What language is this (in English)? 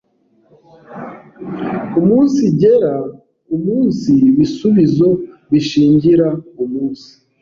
Kinyarwanda